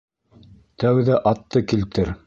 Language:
Bashkir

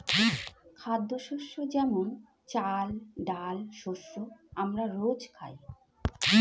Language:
Bangla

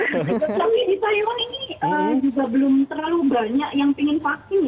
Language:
Indonesian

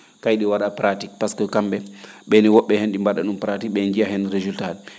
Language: Fula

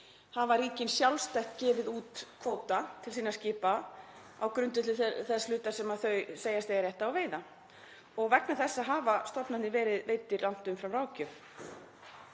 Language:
Icelandic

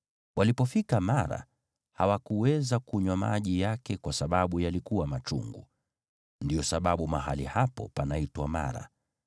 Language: Swahili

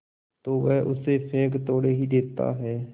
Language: Hindi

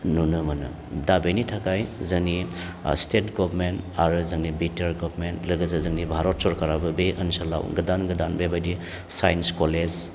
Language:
Bodo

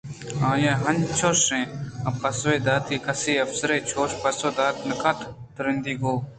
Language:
Eastern Balochi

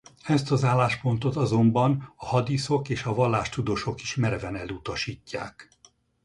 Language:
Hungarian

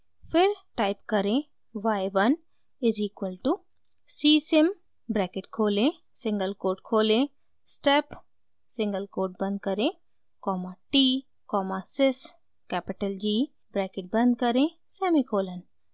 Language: Hindi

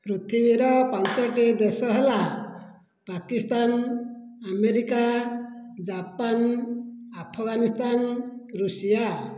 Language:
Odia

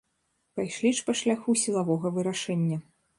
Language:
Belarusian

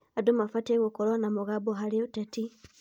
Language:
Kikuyu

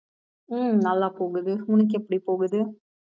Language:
Tamil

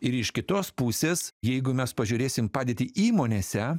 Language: Lithuanian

